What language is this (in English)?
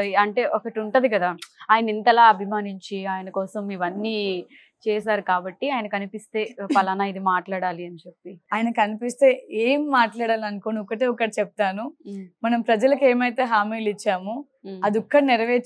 Telugu